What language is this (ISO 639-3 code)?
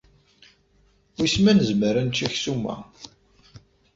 kab